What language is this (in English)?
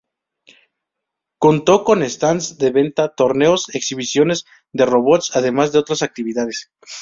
Spanish